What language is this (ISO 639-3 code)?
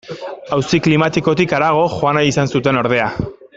eus